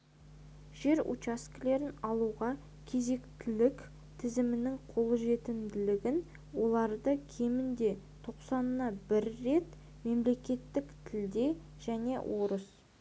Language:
Kazakh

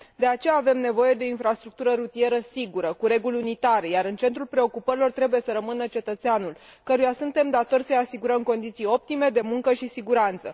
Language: Romanian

